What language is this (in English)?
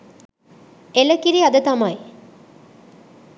Sinhala